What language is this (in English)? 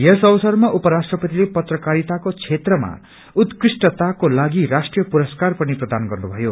Nepali